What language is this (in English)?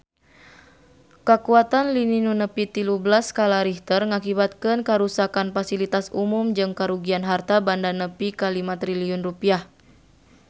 Sundanese